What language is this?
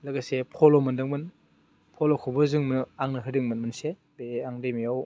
Bodo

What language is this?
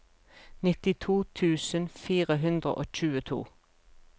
Norwegian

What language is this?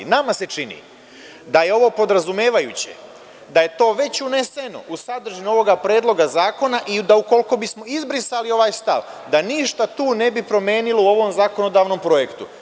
Serbian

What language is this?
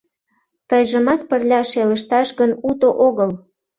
Mari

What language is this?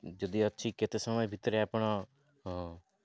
Odia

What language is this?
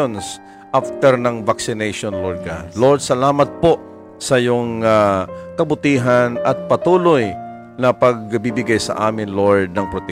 Filipino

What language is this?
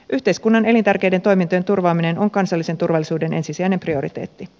Finnish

